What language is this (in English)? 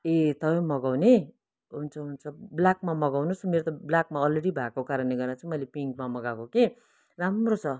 Nepali